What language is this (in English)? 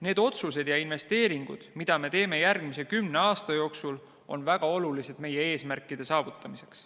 Estonian